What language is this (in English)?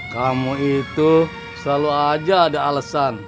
Indonesian